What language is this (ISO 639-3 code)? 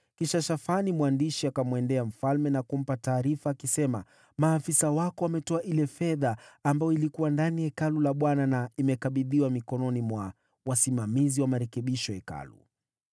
swa